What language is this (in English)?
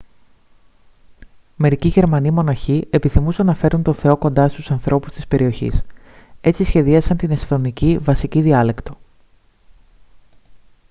Greek